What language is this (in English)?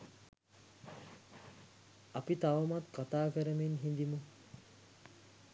Sinhala